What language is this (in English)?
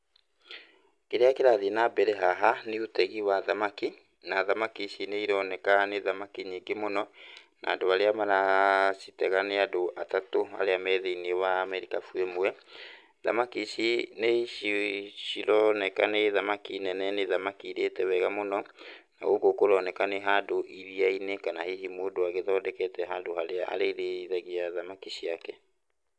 Kikuyu